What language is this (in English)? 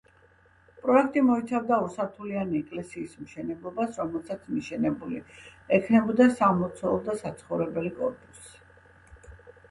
Georgian